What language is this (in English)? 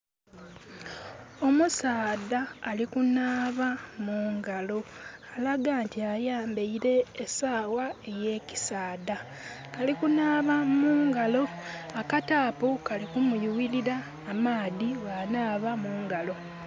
Soga